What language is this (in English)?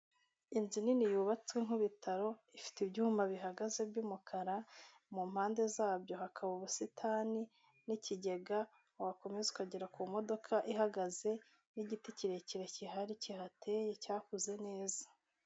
Kinyarwanda